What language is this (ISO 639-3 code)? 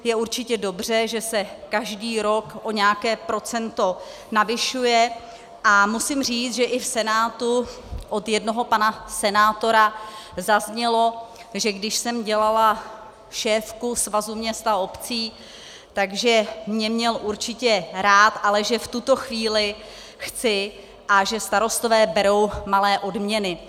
ces